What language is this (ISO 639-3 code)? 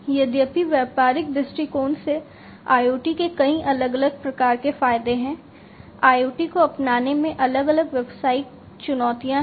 hin